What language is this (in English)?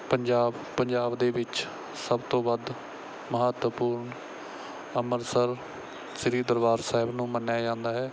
Punjabi